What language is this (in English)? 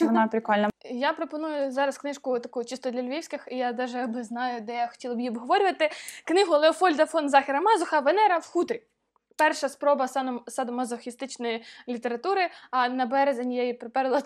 Ukrainian